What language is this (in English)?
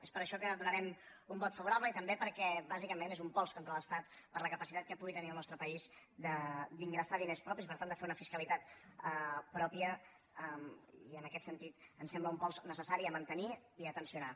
Catalan